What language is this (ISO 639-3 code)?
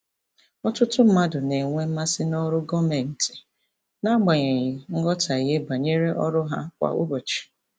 ibo